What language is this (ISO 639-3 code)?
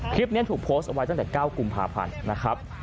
tha